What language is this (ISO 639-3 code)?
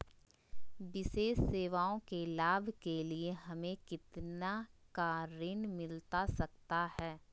mag